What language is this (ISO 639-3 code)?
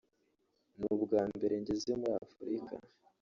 kin